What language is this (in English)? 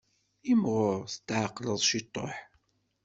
Kabyle